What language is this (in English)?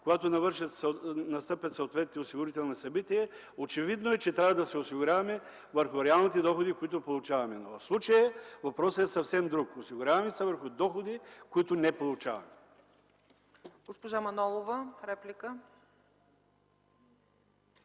Bulgarian